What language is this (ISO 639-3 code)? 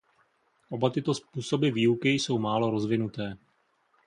ces